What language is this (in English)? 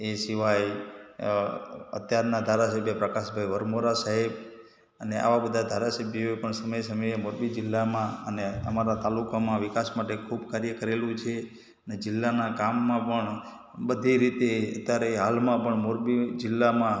Gujarati